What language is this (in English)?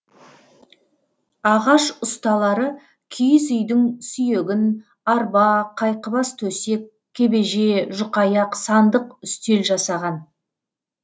Kazakh